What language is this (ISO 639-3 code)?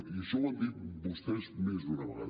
cat